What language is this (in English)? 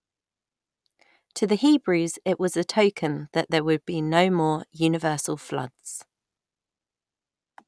English